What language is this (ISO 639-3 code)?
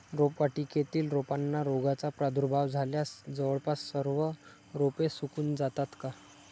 mar